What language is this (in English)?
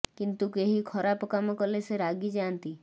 Odia